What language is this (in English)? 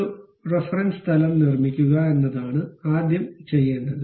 Malayalam